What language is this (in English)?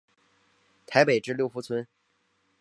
Chinese